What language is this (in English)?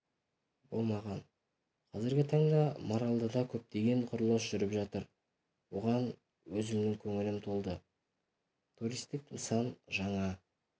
Kazakh